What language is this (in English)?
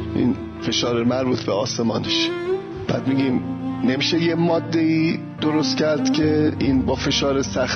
Persian